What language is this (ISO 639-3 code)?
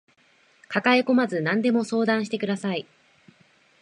jpn